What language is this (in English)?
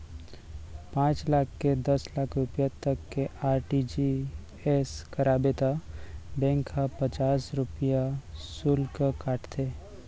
Chhattisgarhi